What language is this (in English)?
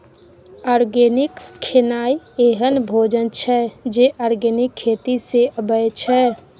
Maithili